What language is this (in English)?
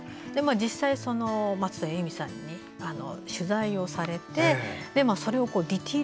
Japanese